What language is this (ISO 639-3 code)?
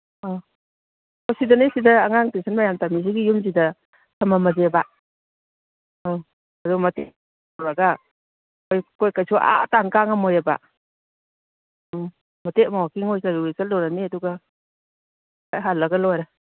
mni